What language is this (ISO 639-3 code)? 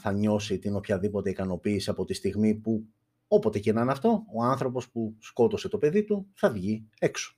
ell